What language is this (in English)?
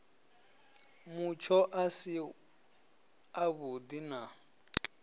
Venda